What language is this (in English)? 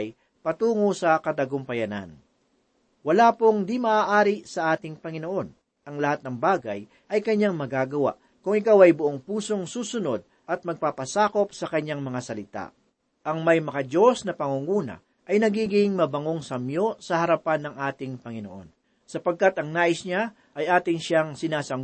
Filipino